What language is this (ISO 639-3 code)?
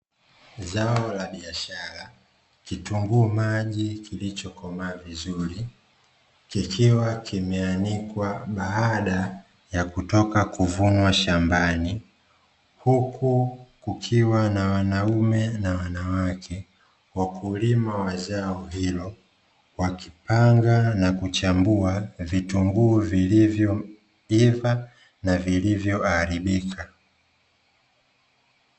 swa